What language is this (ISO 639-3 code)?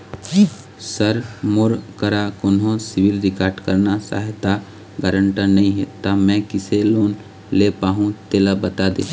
hne